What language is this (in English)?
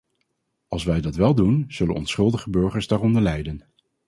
Dutch